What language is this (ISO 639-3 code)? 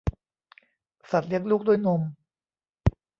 tha